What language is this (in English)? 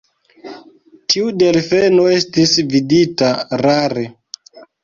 Esperanto